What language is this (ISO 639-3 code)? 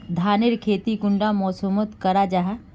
mag